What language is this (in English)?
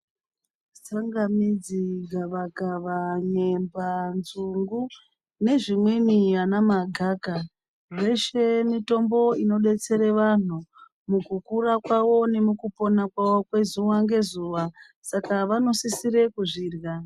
Ndau